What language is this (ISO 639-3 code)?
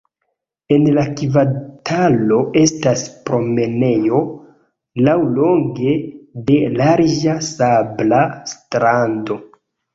epo